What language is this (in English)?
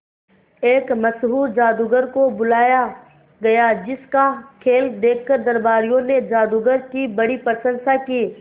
Hindi